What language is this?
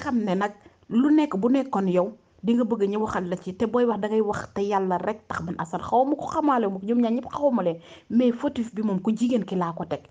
Indonesian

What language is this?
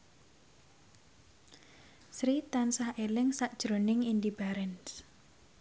Javanese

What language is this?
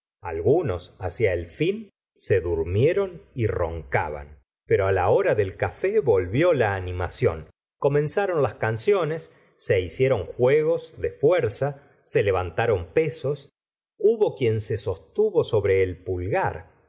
Spanish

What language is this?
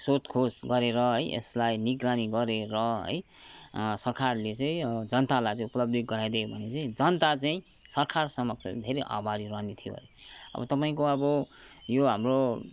Nepali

